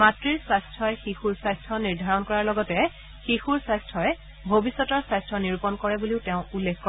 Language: Assamese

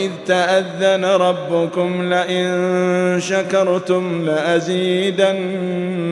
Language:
Arabic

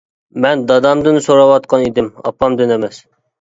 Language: Uyghur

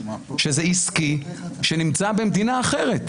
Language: Hebrew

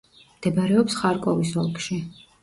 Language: Georgian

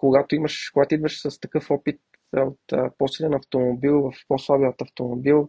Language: Bulgarian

